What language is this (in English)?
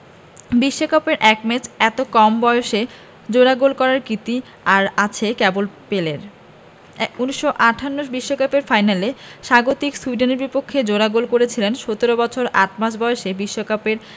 Bangla